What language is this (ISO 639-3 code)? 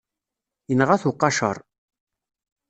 kab